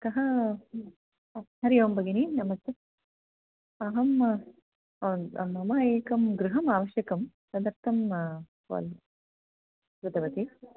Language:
Sanskrit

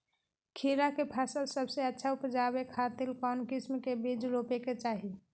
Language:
Magahi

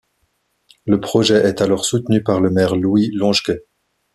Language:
French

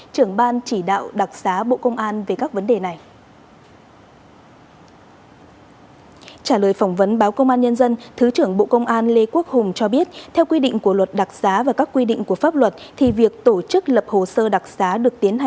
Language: Vietnamese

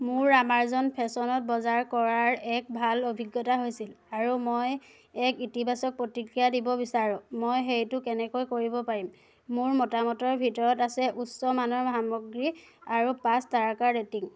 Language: Assamese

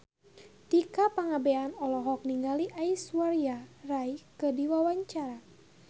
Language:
Sundanese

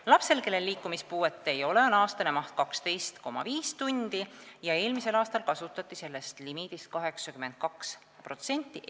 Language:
Estonian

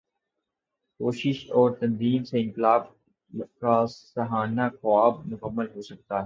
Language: Urdu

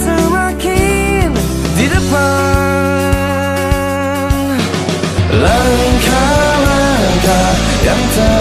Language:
Indonesian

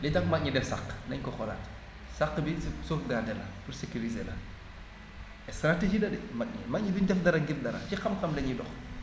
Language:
Wolof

